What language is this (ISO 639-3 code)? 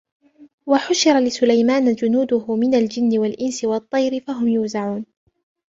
ara